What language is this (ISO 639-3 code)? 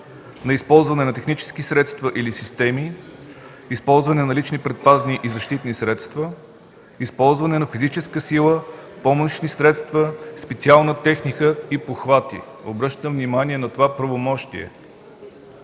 bul